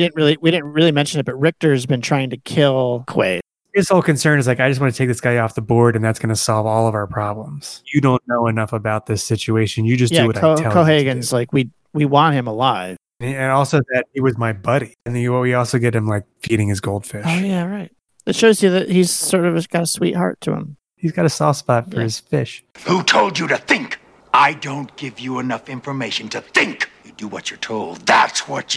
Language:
English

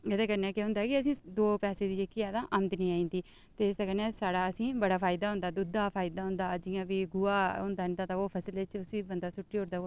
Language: Dogri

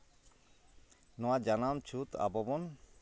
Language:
Santali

